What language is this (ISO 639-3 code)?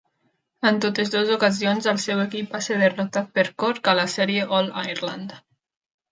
cat